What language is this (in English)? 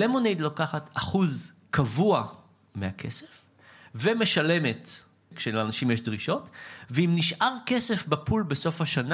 Hebrew